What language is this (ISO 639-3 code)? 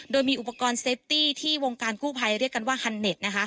tha